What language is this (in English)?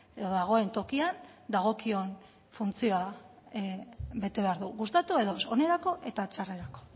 Basque